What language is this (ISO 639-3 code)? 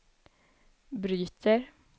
swe